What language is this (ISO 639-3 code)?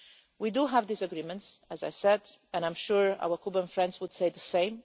eng